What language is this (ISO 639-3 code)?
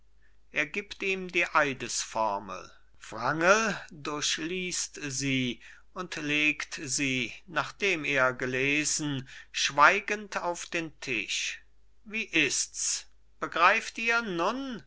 deu